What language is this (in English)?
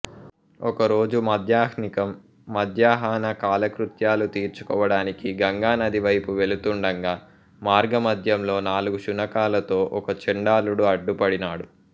Telugu